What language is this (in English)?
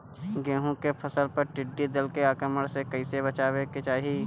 Bhojpuri